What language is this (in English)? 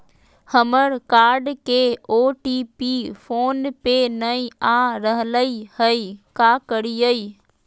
Magahi